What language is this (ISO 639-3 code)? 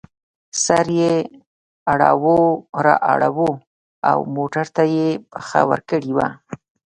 pus